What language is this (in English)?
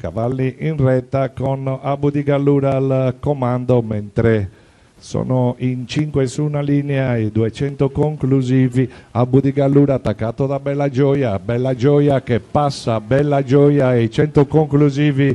Italian